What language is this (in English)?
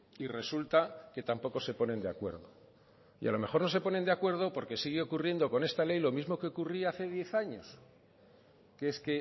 Spanish